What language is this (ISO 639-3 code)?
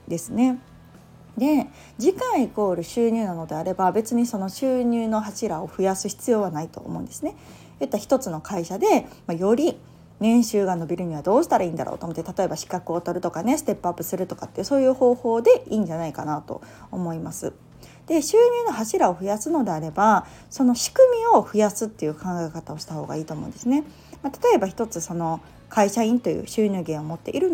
jpn